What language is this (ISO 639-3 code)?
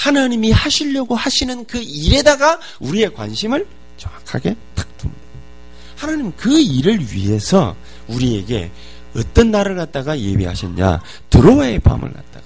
kor